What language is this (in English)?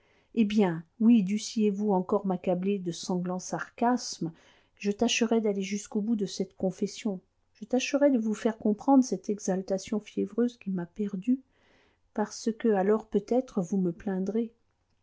French